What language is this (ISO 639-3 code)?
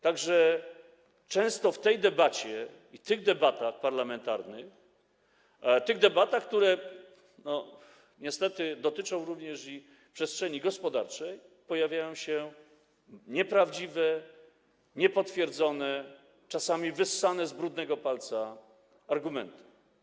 pol